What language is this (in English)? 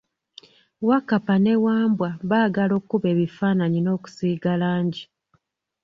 Ganda